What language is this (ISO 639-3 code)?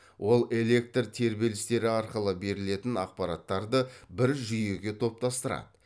kaz